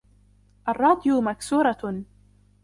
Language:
Arabic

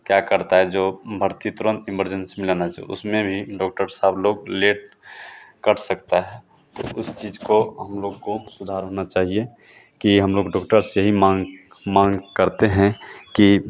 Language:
Hindi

